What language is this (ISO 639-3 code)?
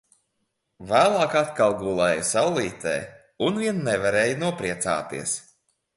lav